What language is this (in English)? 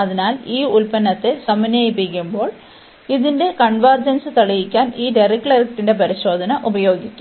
Malayalam